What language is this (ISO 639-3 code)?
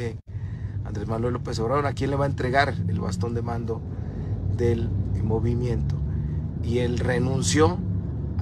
spa